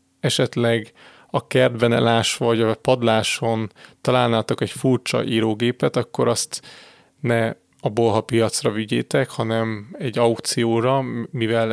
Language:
Hungarian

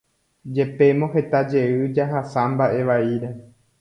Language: Guarani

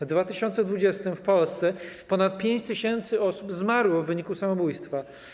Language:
Polish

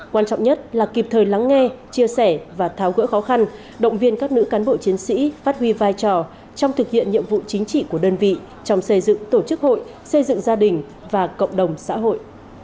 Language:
Vietnamese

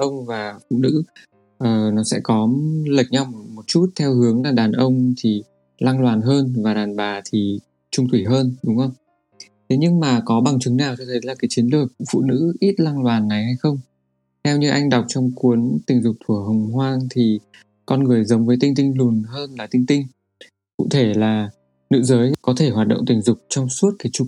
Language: Vietnamese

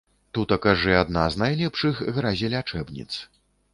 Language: Belarusian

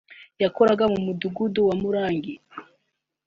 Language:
Kinyarwanda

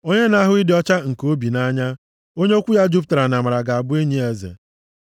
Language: Igbo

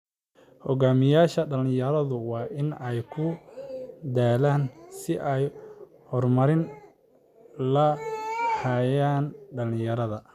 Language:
Somali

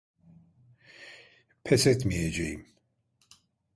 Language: Turkish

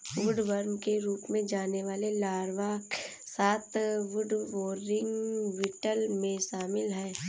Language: Hindi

